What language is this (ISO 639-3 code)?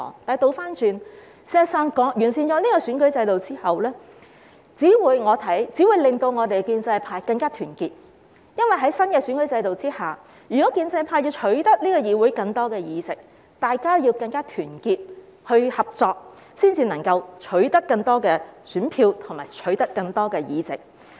yue